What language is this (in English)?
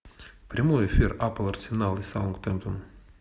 Russian